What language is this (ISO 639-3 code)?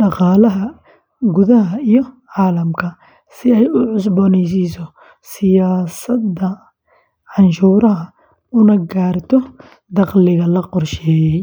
som